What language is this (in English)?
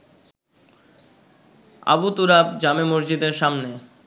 Bangla